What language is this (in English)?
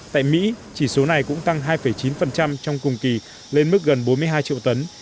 Vietnamese